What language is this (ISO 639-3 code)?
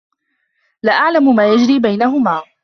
ara